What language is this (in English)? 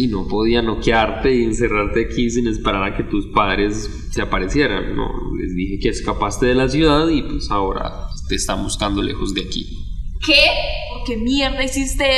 Spanish